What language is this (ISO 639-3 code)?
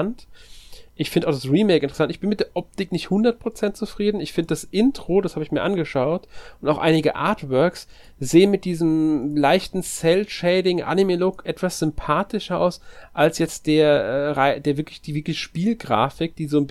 deu